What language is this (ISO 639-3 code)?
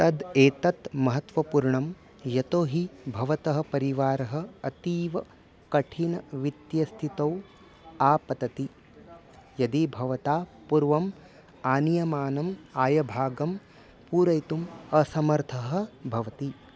san